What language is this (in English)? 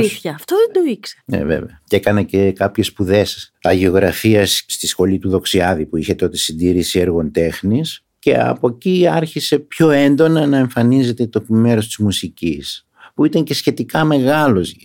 Greek